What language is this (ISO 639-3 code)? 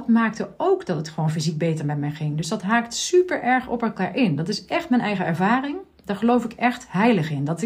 nld